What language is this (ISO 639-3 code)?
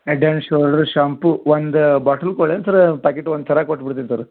kan